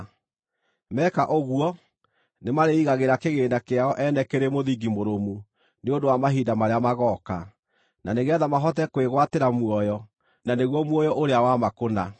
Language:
Kikuyu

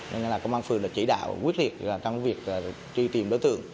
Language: Vietnamese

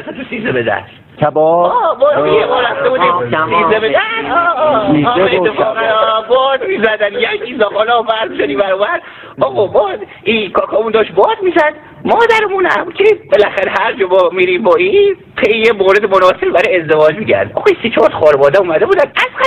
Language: Persian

